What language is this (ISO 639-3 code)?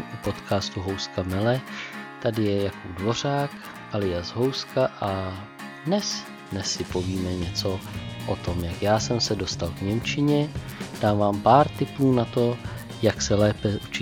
ces